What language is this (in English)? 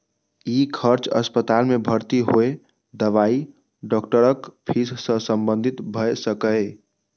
Maithili